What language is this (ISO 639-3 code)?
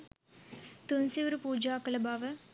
sin